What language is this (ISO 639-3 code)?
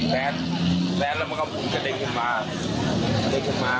tha